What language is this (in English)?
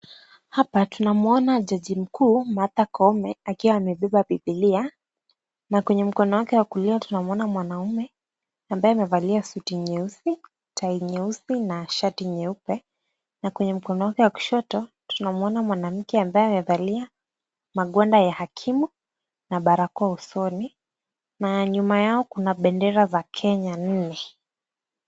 Swahili